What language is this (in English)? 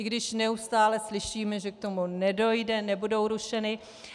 Czech